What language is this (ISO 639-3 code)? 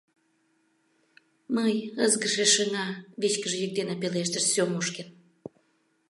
chm